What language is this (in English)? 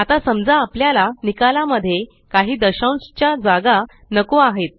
Marathi